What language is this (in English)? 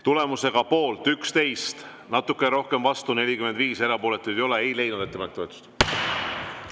Estonian